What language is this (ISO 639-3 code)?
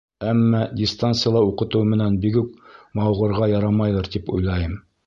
bak